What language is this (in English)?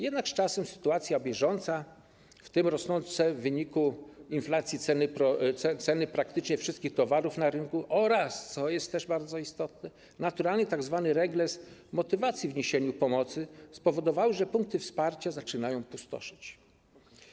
Polish